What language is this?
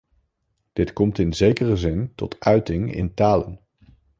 Dutch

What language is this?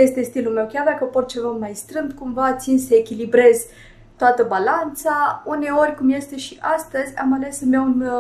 Romanian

